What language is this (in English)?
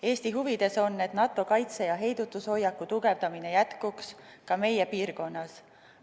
Estonian